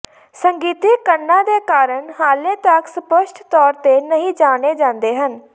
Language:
Punjabi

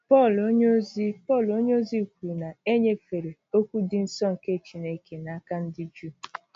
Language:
Igbo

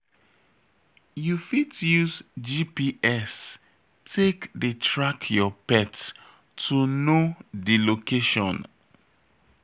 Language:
Nigerian Pidgin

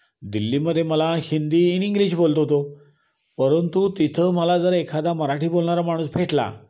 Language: Marathi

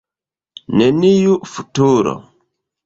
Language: Esperanto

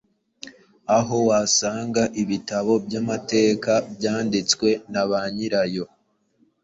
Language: Kinyarwanda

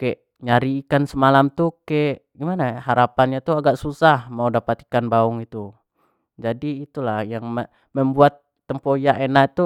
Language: Jambi Malay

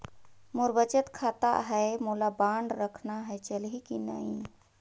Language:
Chhattisgarhi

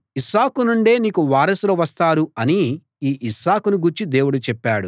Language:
Telugu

